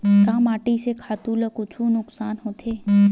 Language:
Chhattisgarhi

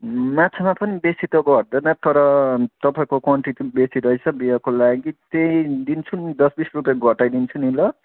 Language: Nepali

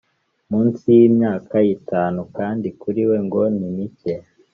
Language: Kinyarwanda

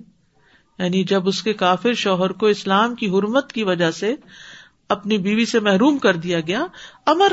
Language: Urdu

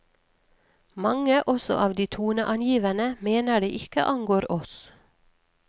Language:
Norwegian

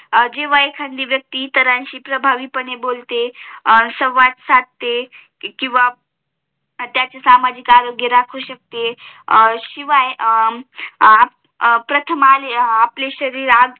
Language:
Marathi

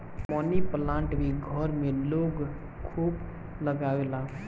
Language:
Bhojpuri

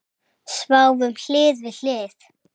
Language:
Icelandic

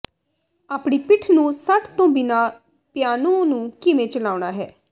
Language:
Punjabi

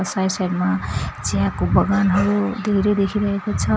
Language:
Nepali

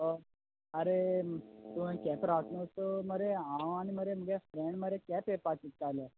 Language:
Konkani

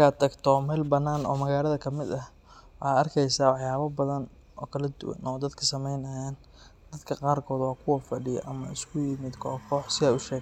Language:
Somali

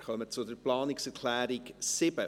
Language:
Swiss German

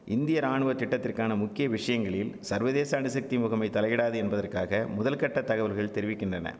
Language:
Tamil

